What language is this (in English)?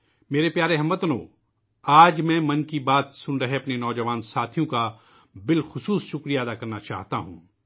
Urdu